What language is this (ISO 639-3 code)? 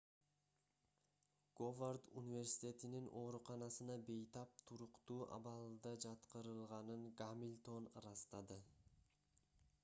kir